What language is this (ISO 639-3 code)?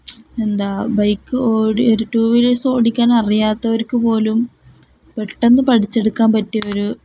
mal